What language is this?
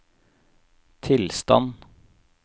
Norwegian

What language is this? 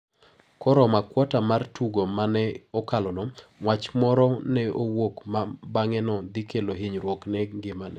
Luo (Kenya and Tanzania)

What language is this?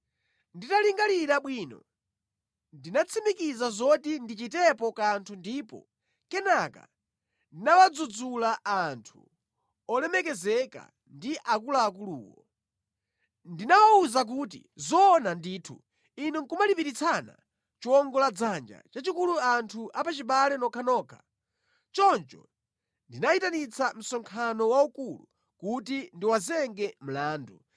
Nyanja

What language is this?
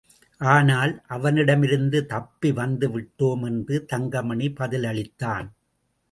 Tamil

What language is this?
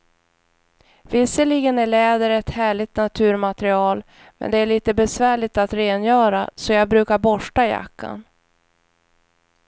Swedish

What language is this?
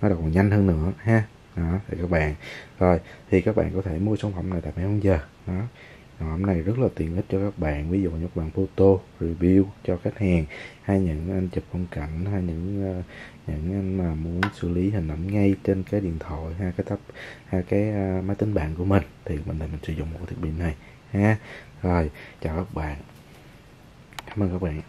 Vietnamese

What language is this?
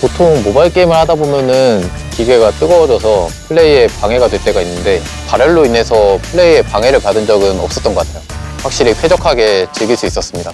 Korean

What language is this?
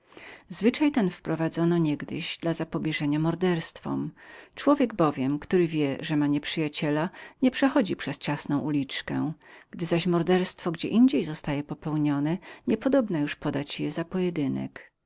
Polish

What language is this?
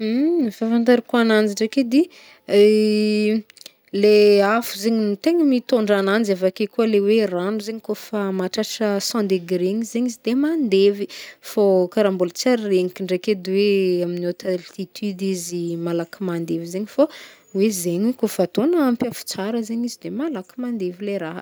Northern Betsimisaraka Malagasy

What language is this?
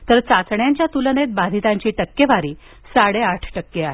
Marathi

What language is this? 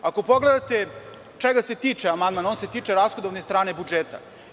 Serbian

